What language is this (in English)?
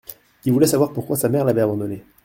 French